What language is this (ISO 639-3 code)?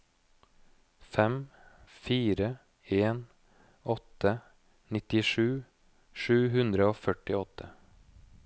nor